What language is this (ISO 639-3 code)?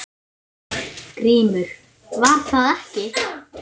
isl